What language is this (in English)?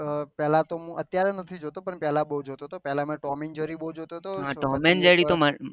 Gujarati